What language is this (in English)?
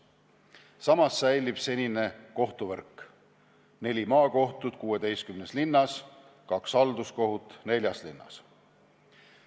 Estonian